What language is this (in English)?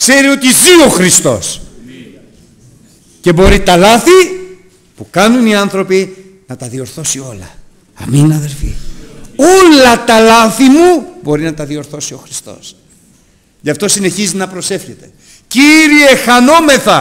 Greek